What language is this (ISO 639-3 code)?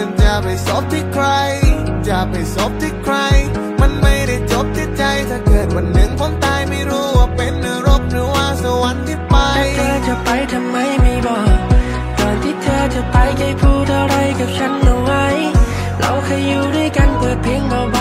tha